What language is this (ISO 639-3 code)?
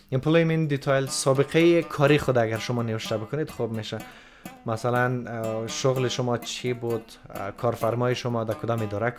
fas